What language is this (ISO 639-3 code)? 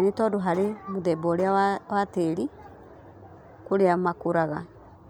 kik